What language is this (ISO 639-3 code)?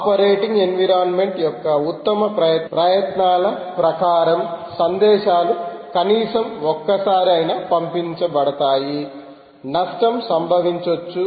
tel